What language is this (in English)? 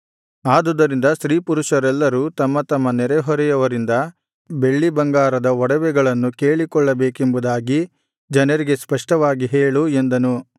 Kannada